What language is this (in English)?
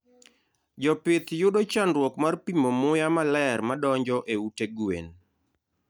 Luo (Kenya and Tanzania)